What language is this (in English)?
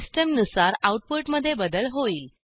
Marathi